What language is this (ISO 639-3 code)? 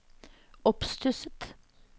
nor